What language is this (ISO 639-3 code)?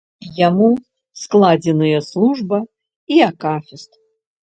bel